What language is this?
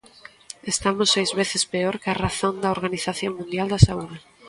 Galician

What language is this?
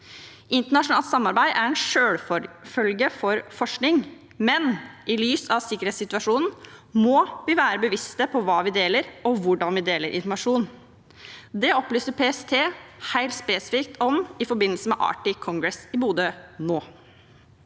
Norwegian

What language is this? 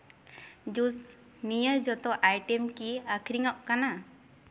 Santali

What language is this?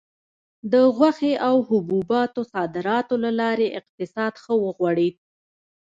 Pashto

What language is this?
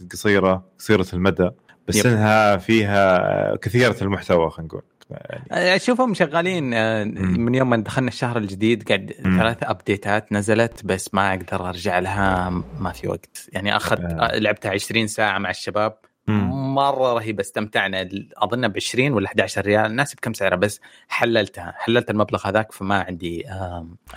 Arabic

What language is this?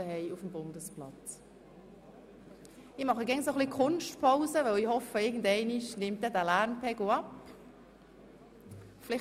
Swiss German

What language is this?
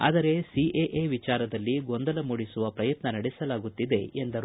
Kannada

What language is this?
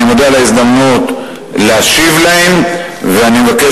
Hebrew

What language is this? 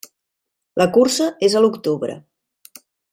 Catalan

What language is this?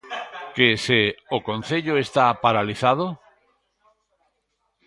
Galician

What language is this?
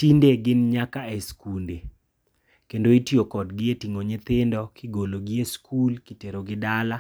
Luo (Kenya and Tanzania)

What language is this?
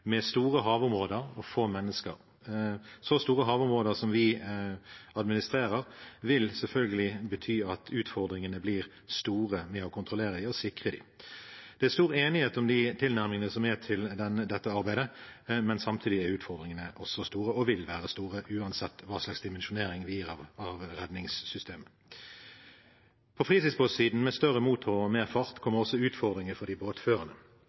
Norwegian Bokmål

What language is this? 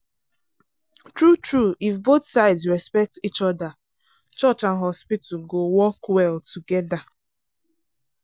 Nigerian Pidgin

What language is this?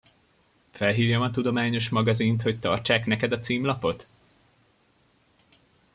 Hungarian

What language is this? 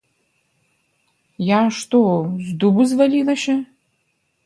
Belarusian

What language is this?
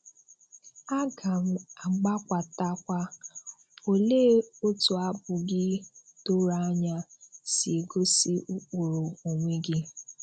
Igbo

